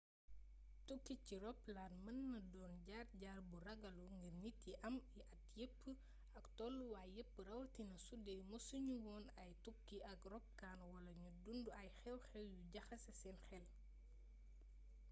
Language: Wolof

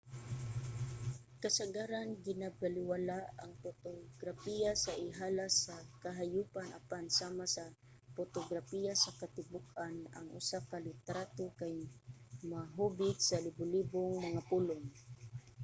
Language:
Cebuano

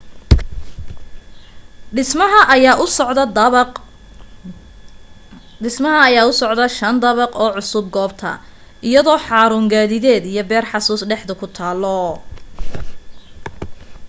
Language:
Somali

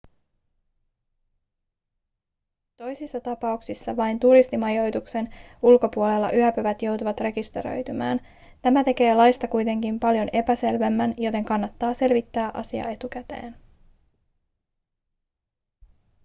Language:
Finnish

